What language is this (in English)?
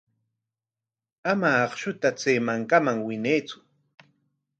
Corongo Ancash Quechua